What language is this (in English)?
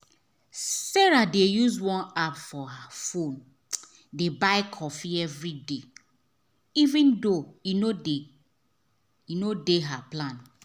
Nigerian Pidgin